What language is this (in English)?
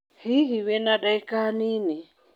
Kikuyu